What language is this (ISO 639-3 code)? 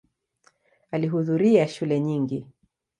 swa